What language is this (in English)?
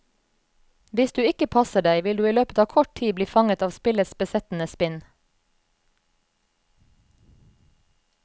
Norwegian